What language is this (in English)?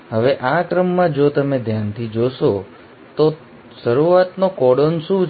Gujarati